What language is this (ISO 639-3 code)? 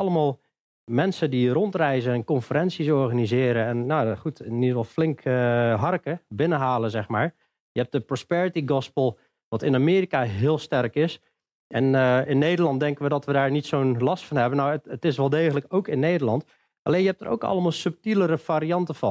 nld